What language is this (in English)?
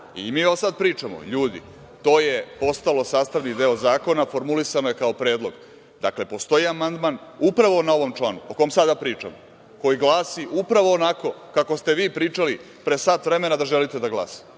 Serbian